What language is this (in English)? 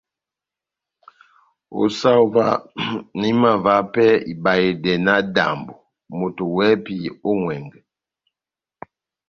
Batanga